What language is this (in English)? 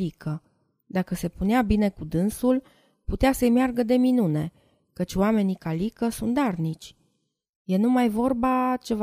Romanian